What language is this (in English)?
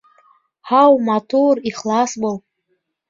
Bashkir